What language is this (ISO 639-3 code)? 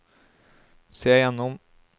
nor